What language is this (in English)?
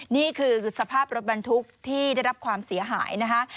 Thai